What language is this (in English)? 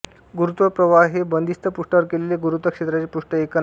Marathi